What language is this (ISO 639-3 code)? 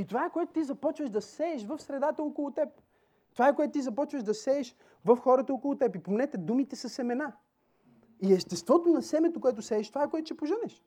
bul